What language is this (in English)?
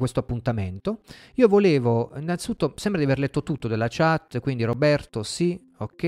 Italian